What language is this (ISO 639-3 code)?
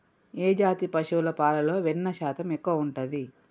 tel